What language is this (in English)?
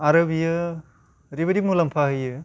Bodo